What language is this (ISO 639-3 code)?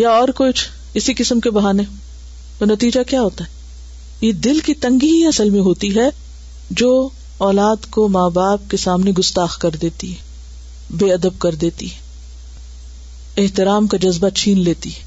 urd